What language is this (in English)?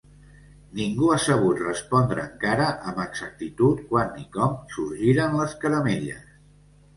Catalan